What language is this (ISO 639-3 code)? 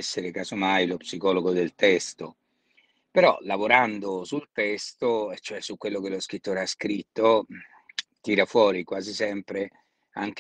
ita